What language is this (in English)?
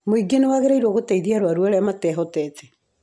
Kikuyu